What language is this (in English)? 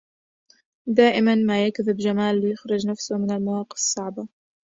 Arabic